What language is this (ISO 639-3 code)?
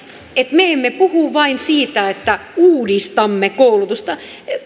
fin